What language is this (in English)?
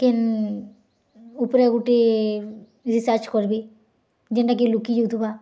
Odia